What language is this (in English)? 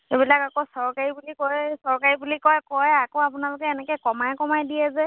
Assamese